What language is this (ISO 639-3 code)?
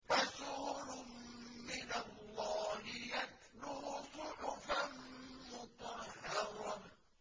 ara